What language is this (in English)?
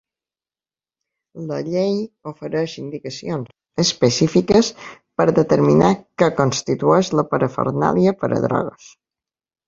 Catalan